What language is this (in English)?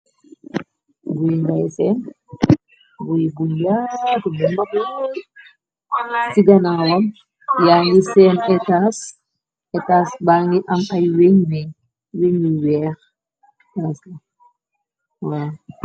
Wolof